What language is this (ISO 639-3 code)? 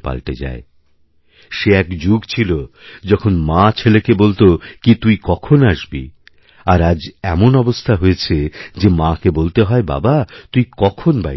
ben